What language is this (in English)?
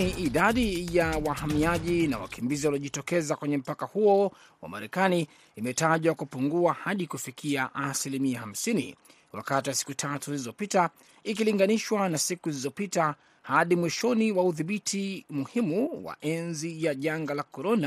Swahili